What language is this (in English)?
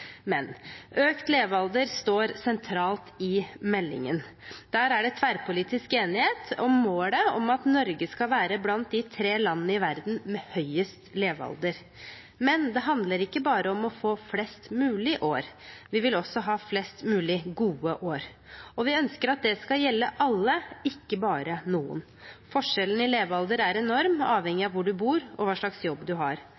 Norwegian Bokmål